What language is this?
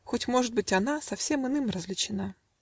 Russian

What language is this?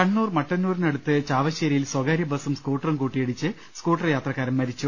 Malayalam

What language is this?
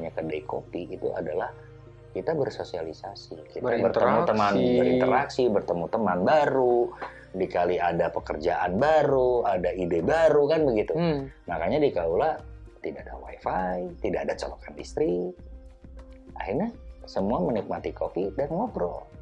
Indonesian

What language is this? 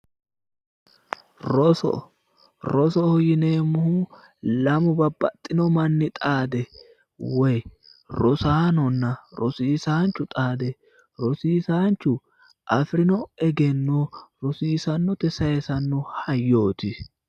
Sidamo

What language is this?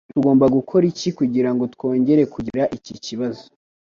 Kinyarwanda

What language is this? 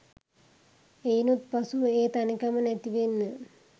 Sinhala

